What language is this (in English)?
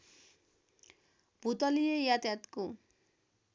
Nepali